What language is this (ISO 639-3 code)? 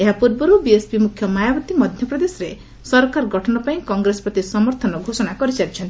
ori